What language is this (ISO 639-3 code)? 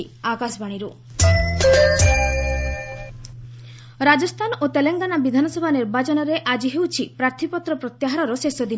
ori